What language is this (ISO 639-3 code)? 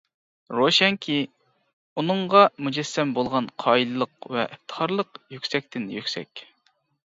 uig